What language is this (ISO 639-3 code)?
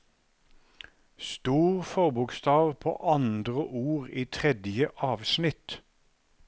nor